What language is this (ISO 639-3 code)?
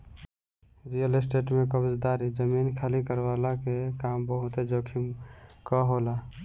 bho